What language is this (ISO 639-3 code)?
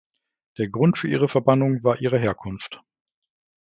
deu